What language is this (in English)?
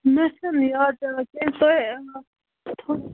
Kashmiri